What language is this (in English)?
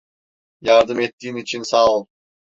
Turkish